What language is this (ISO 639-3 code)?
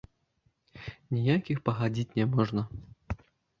bel